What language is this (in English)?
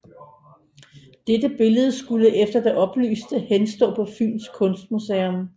Danish